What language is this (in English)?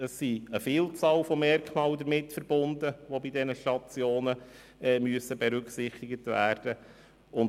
Swiss German